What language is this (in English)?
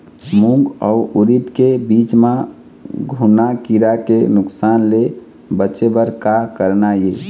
Chhattisgarhi